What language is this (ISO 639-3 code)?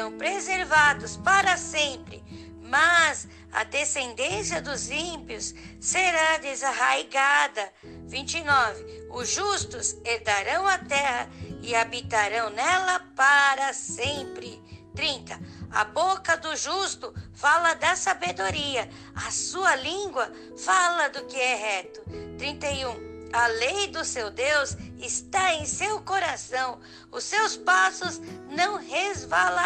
por